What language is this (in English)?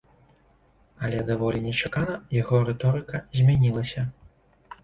Belarusian